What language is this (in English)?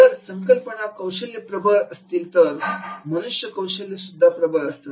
Marathi